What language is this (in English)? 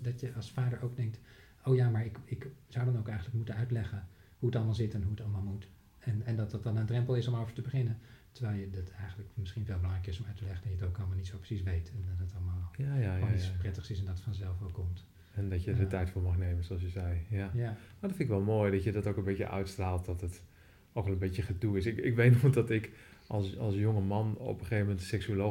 Dutch